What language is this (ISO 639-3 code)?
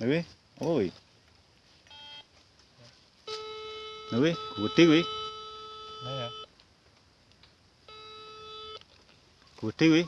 ind